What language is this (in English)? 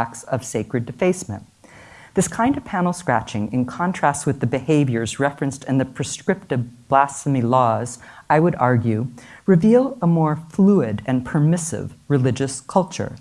English